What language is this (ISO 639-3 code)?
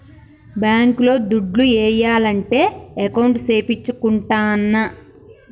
tel